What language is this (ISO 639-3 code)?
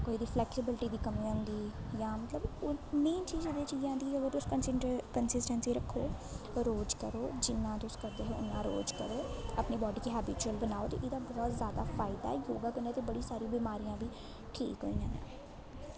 doi